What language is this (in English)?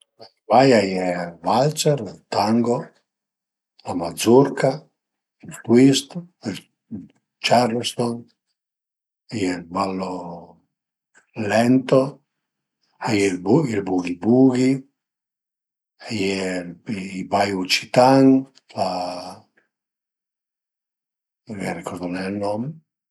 Piedmontese